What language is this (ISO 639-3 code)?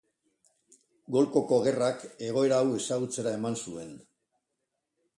eus